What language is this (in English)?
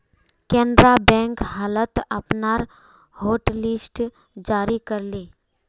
Magahi